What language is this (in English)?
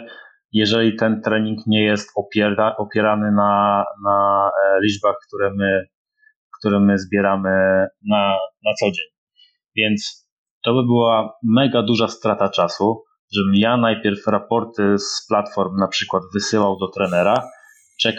Polish